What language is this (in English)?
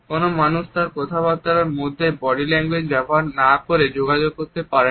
Bangla